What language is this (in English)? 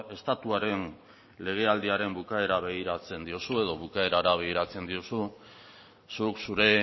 Basque